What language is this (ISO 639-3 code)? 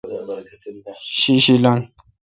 xka